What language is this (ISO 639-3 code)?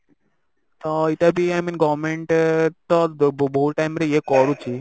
ori